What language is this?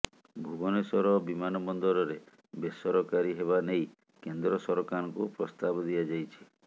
Odia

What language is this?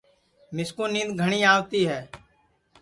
Sansi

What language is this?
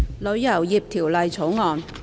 Cantonese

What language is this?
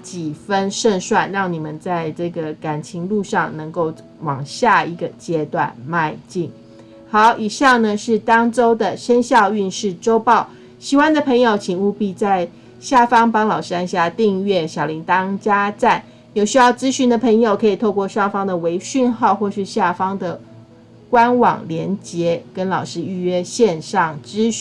Chinese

